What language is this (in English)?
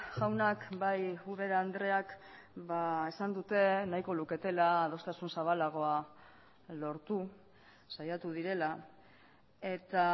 Basque